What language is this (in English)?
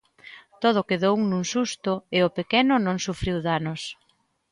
Galician